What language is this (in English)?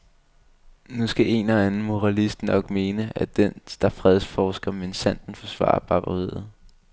Danish